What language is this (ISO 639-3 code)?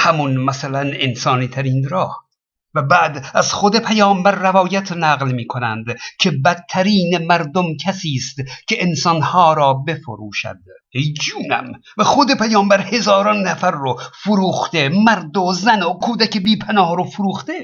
fas